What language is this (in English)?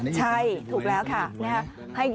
Thai